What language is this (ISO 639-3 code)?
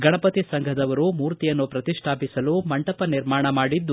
kan